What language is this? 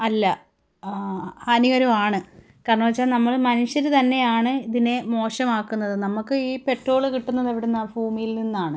Malayalam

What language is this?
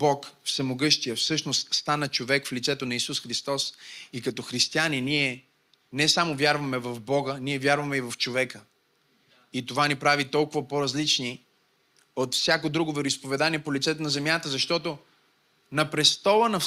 Bulgarian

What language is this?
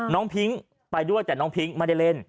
Thai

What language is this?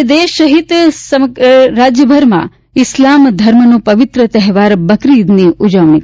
Gujarati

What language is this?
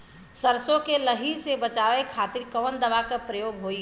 Bhojpuri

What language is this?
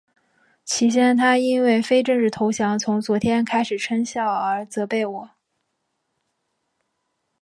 Chinese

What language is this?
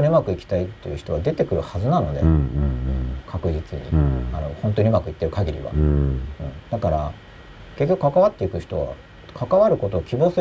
Japanese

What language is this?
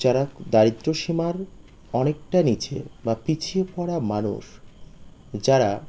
Bangla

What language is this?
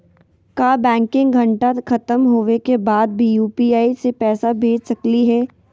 Magahi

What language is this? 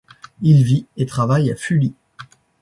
French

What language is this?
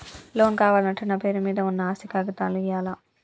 Telugu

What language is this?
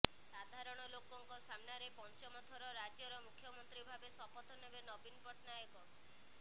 Odia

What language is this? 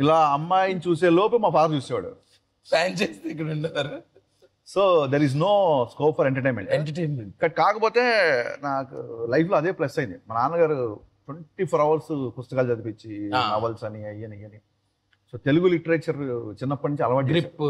Telugu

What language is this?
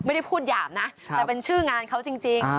Thai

